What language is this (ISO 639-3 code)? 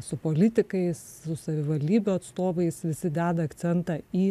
lit